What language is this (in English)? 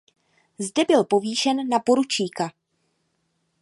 Czech